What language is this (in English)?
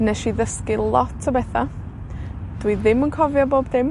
Welsh